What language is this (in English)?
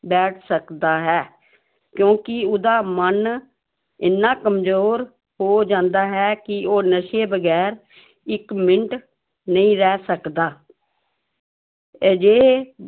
Punjabi